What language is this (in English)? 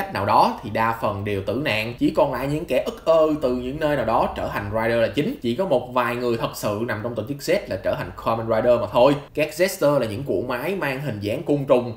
Vietnamese